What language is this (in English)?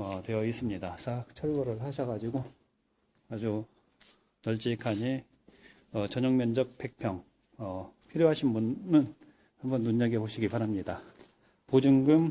Korean